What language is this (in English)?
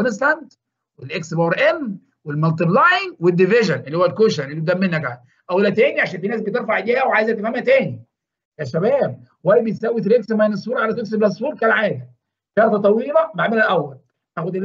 Arabic